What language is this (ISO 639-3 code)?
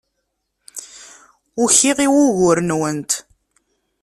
kab